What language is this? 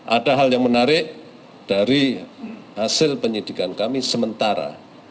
Indonesian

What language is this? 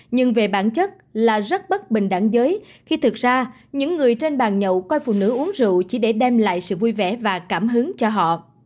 Vietnamese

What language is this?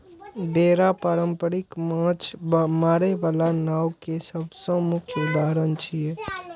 Maithili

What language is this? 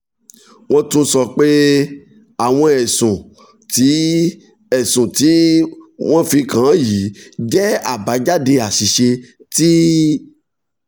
Yoruba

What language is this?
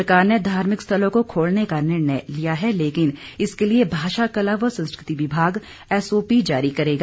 Hindi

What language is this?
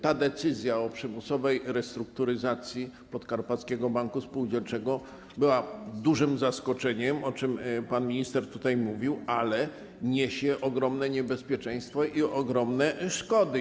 Polish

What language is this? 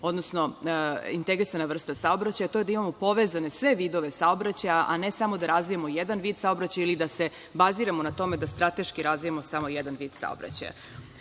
Serbian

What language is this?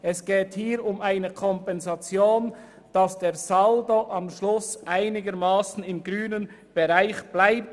Swiss German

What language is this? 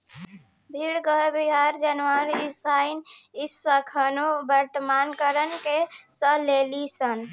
Bhojpuri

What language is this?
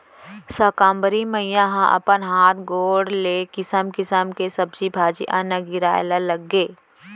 Chhattisgarhi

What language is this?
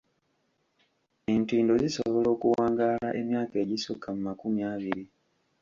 Ganda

